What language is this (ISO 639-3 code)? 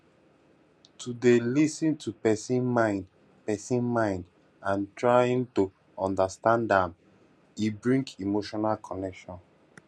pcm